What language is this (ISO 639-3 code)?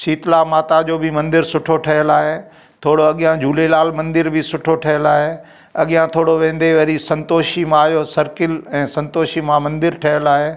snd